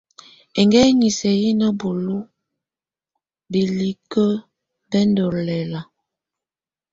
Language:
Tunen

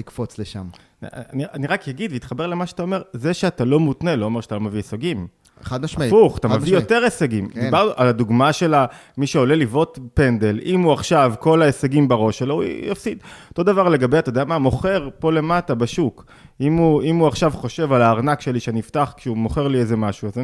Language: Hebrew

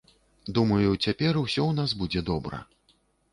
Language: Belarusian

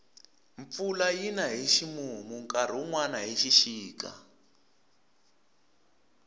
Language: Tsonga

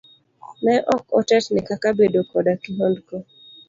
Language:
Luo (Kenya and Tanzania)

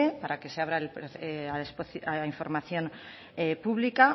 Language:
Spanish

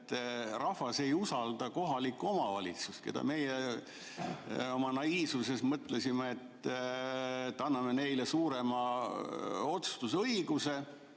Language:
Estonian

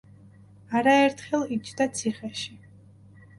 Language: Georgian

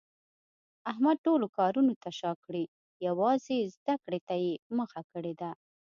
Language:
Pashto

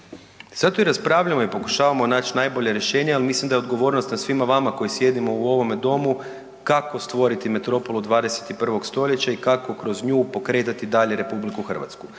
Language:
Croatian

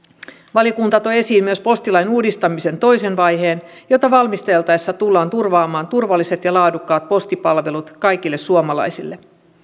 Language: Finnish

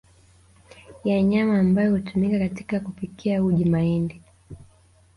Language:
Swahili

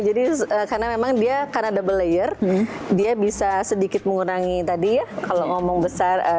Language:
Indonesian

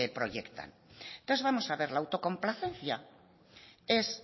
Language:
Spanish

